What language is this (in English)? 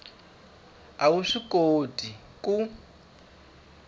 Tsonga